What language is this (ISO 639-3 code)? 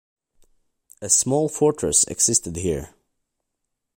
eng